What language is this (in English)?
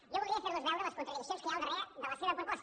Catalan